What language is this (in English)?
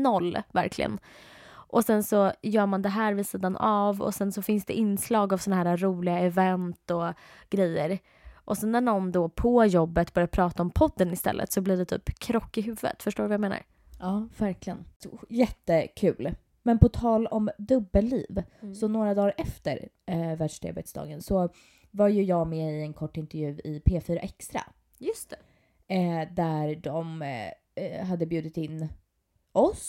Swedish